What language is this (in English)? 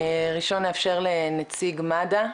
Hebrew